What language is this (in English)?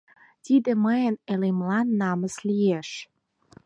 Mari